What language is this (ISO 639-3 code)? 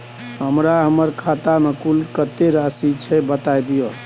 mai